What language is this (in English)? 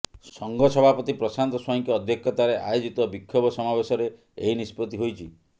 Odia